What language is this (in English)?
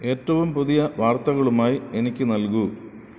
Malayalam